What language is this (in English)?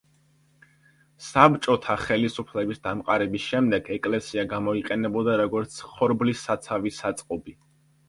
Georgian